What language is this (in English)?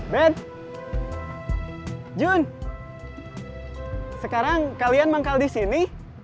Indonesian